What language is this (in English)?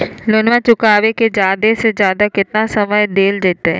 Magahi